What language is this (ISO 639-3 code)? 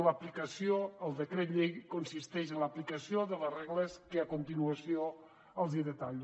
cat